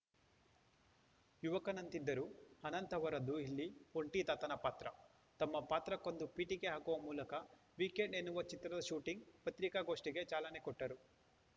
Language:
Kannada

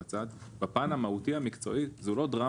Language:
Hebrew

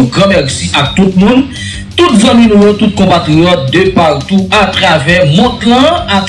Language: French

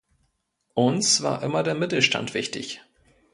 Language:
German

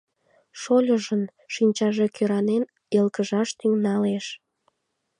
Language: Mari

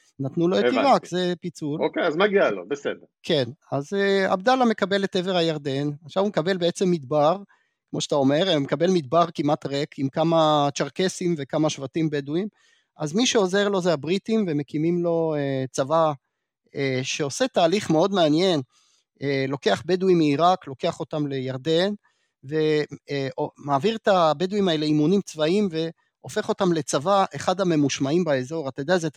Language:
Hebrew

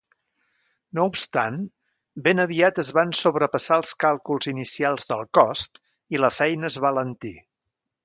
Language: Catalan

